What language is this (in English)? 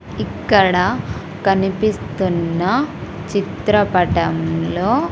Telugu